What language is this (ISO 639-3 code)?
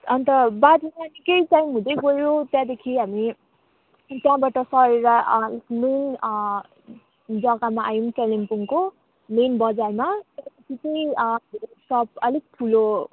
nep